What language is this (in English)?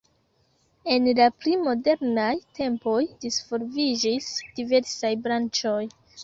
Esperanto